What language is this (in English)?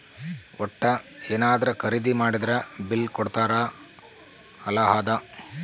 Kannada